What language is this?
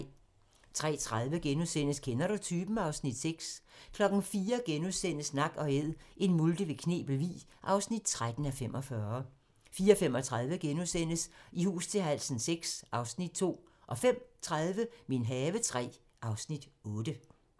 Danish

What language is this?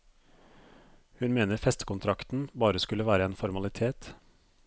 Norwegian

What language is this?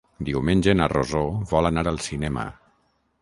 Catalan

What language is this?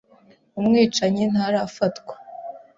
Kinyarwanda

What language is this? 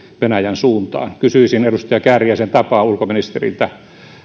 Finnish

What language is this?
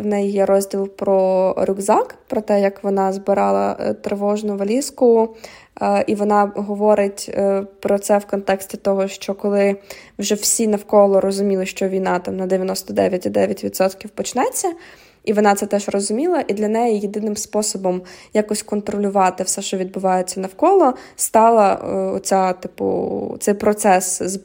Ukrainian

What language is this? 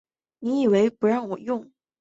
Chinese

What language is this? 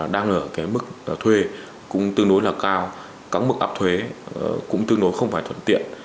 Vietnamese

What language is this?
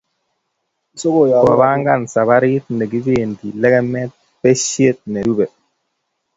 Kalenjin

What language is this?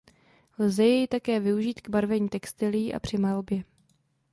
Czech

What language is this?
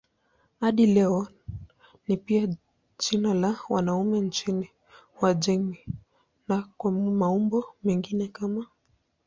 Swahili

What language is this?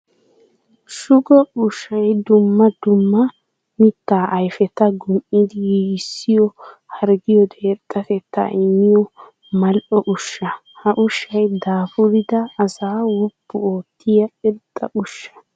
Wolaytta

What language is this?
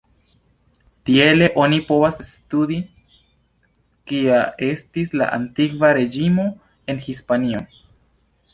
Esperanto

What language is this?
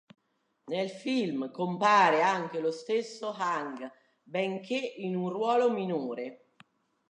Italian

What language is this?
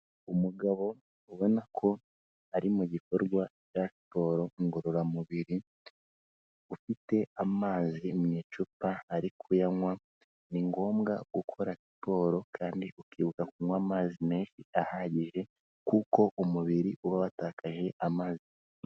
Kinyarwanda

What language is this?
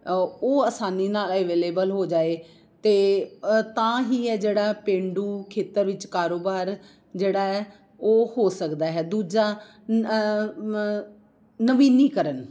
Punjabi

